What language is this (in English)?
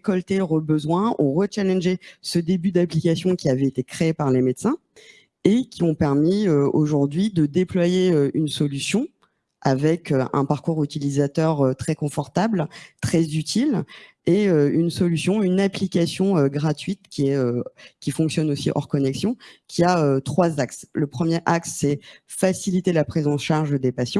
French